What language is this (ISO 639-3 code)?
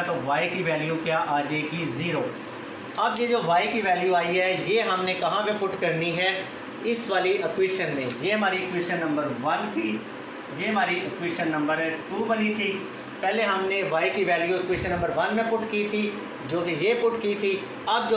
hin